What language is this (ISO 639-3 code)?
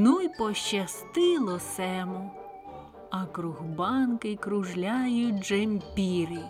ukr